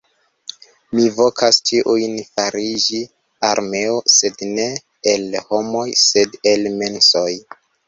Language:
Esperanto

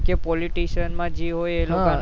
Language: Gujarati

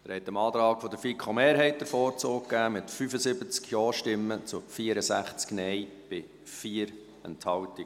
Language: Swiss German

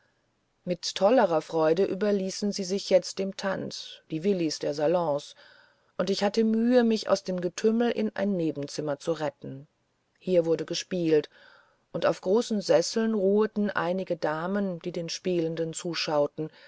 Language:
German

